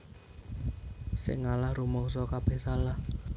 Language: Javanese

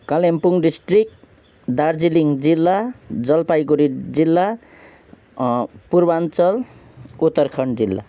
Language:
Nepali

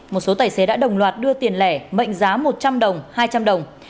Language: Vietnamese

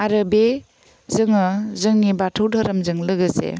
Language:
Bodo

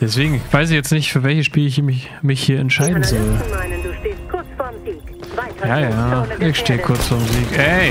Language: German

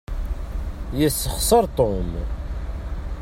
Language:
Kabyle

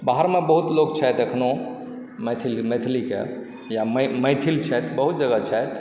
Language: Maithili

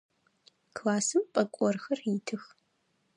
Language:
Adyghe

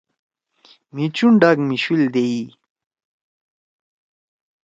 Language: Torwali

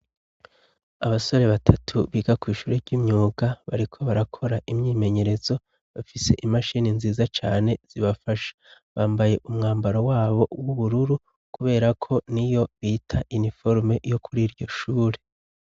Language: Rundi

